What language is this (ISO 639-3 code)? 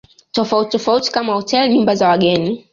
swa